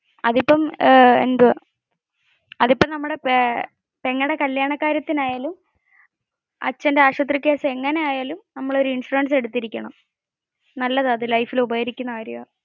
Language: Malayalam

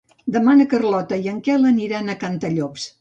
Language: Catalan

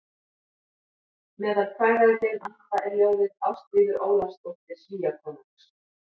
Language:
Icelandic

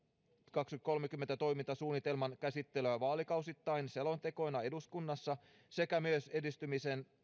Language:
Finnish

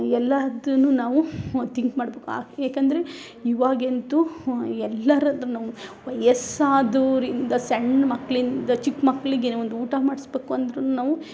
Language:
Kannada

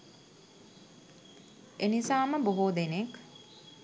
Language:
Sinhala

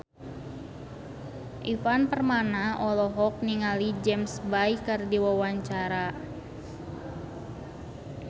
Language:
Sundanese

